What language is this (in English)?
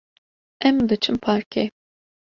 Kurdish